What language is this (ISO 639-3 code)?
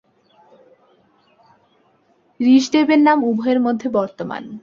ben